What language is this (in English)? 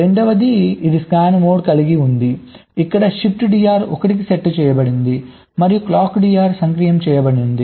Telugu